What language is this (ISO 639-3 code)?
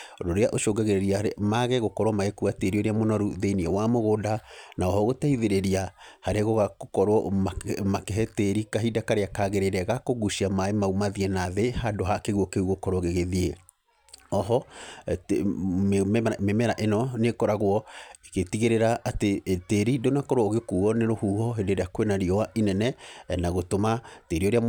kik